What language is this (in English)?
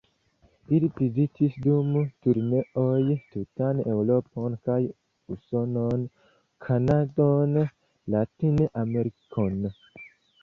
Esperanto